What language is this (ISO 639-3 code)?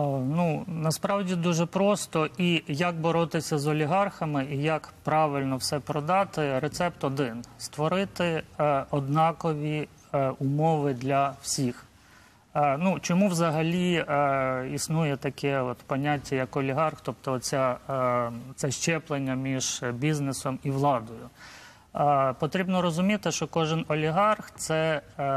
ukr